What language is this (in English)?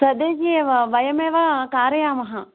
Sanskrit